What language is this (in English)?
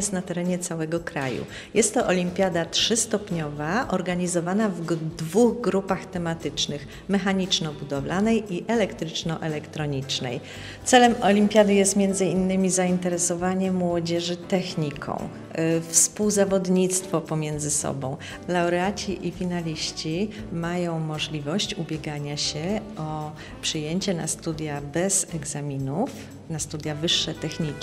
Polish